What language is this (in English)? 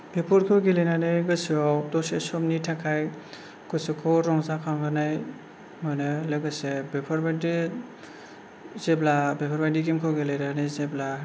Bodo